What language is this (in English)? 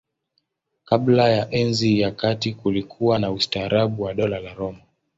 Swahili